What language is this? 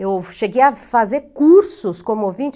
Portuguese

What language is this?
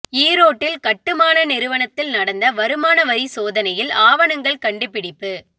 Tamil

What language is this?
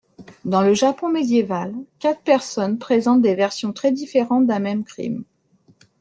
French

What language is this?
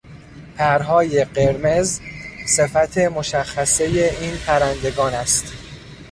Persian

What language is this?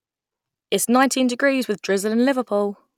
English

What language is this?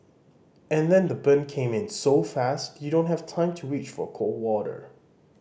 English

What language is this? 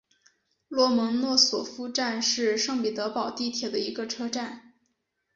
Chinese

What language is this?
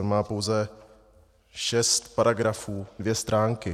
Czech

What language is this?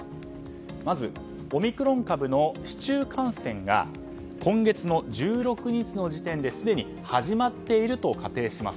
Japanese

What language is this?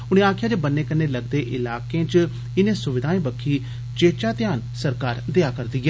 Dogri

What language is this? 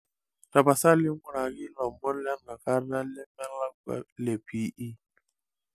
Masai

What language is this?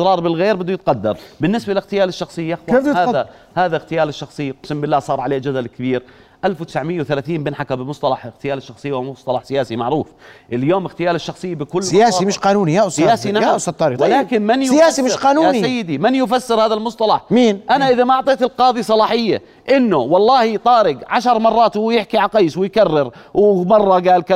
Arabic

